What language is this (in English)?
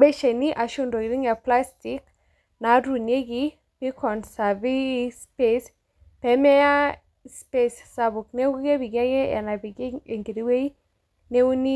Masai